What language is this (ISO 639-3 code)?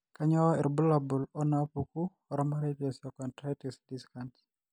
mas